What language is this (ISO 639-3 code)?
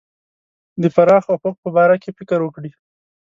pus